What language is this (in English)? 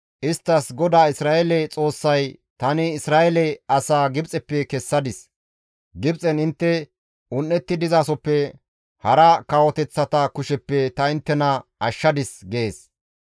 Gamo